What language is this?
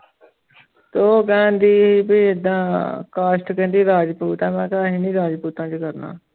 Punjabi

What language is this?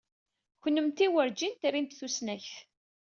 Kabyle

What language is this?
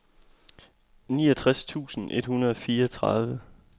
Danish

